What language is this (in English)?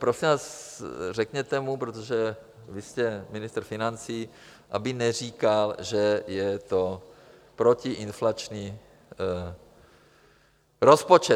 Czech